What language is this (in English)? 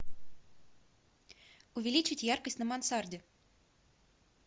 Russian